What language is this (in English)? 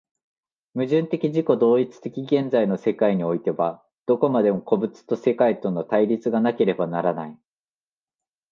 Japanese